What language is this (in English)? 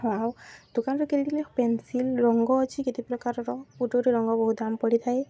Odia